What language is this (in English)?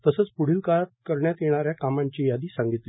Marathi